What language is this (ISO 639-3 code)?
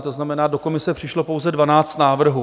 ces